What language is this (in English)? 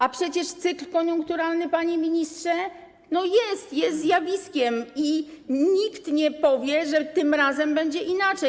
Polish